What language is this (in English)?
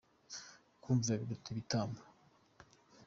Kinyarwanda